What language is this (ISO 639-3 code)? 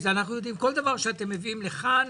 heb